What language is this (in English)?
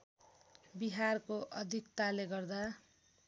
Nepali